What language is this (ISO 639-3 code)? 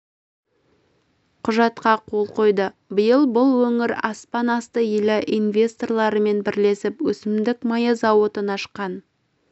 kaz